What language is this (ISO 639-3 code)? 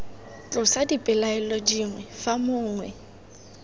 tsn